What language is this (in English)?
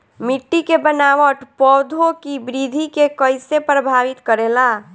Bhojpuri